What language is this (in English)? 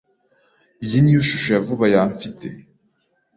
Kinyarwanda